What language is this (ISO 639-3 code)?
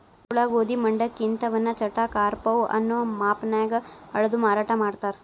kan